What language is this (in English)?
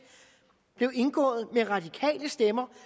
Danish